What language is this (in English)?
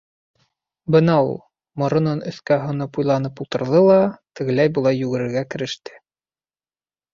Bashkir